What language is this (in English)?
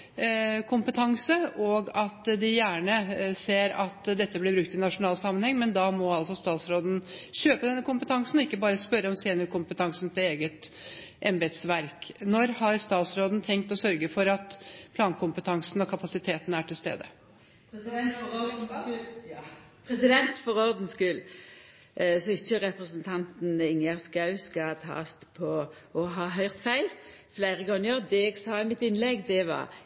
Norwegian